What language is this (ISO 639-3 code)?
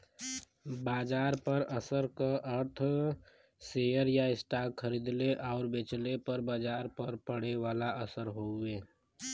bho